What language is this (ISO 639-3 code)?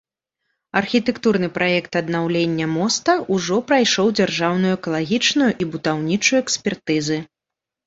bel